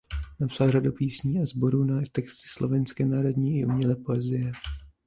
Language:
Czech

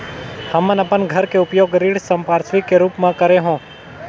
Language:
Chhattisgarhi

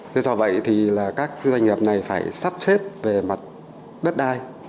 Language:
Vietnamese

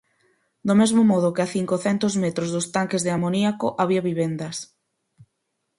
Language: Galician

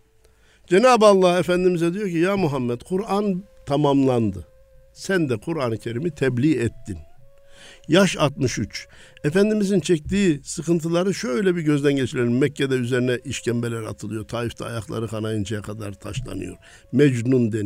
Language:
Turkish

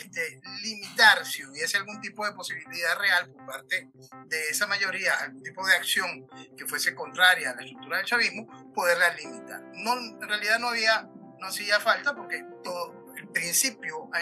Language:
Spanish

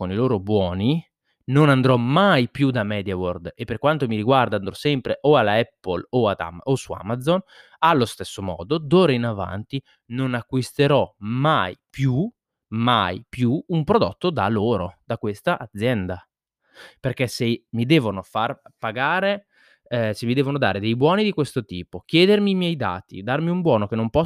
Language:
Italian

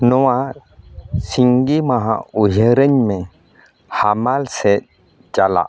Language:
Santali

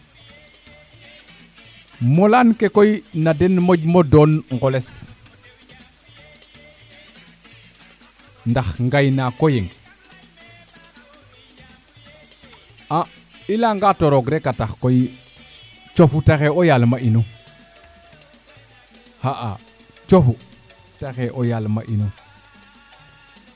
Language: Serer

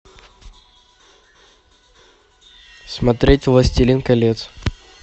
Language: Russian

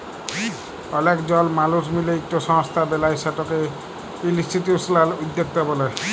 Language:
Bangla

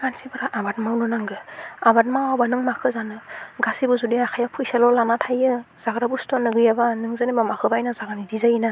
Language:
Bodo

